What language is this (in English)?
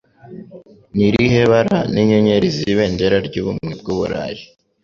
Kinyarwanda